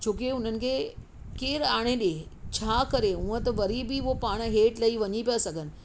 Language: Sindhi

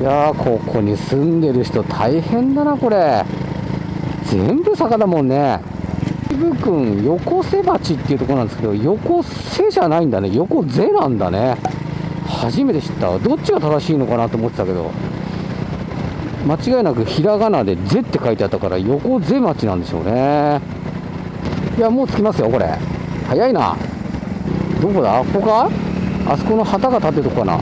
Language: Japanese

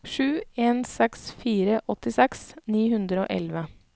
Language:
Norwegian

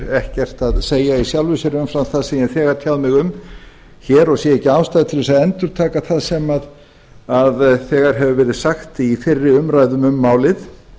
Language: Icelandic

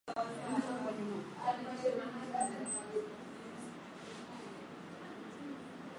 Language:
Swahili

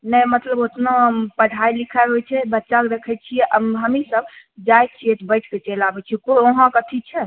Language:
Maithili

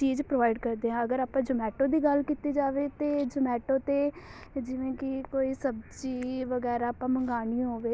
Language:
Punjabi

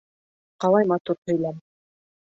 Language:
Bashkir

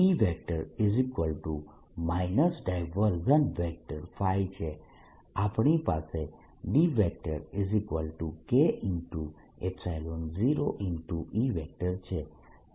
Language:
Gujarati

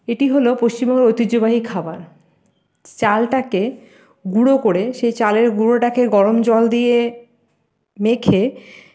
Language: Bangla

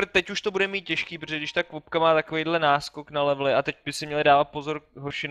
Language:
Czech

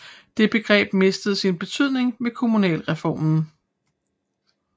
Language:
Danish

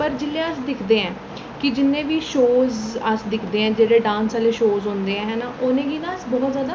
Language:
Dogri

